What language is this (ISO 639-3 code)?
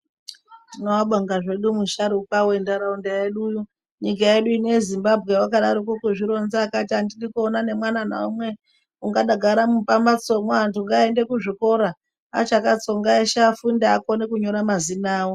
ndc